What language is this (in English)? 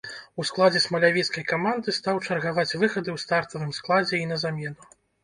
Belarusian